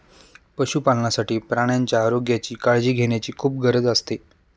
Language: Marathi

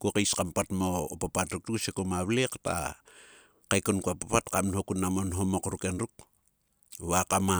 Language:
Sulka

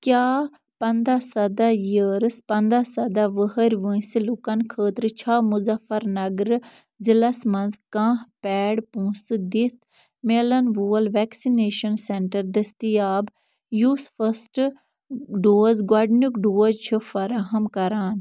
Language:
Kashmiri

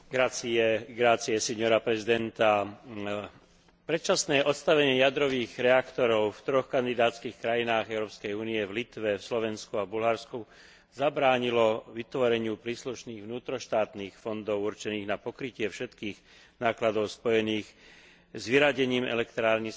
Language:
Slovak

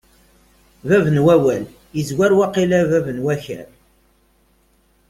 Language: Kabyle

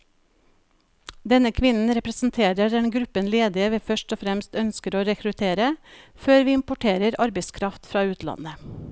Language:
Norwegian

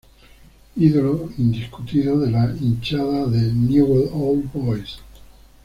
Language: Spanish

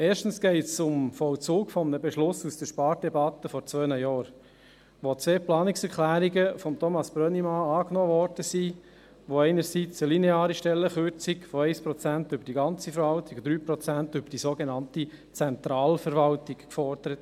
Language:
Swiss German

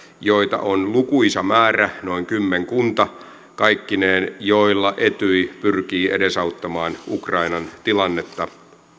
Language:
Finnish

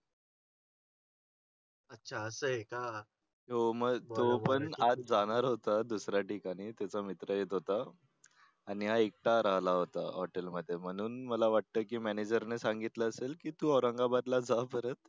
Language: Marathi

